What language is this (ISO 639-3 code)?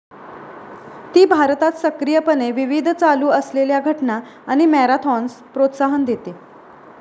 mar